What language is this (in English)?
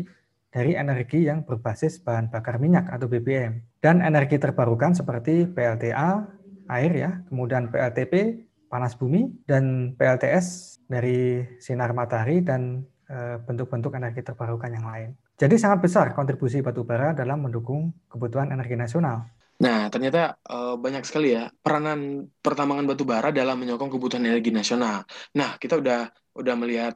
Indonesian